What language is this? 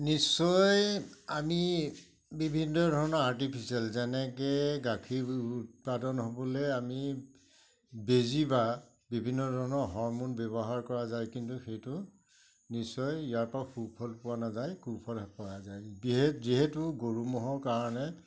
Assamese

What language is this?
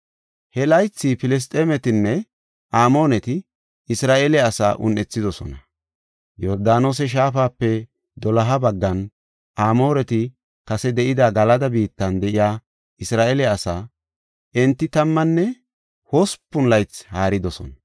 Gofa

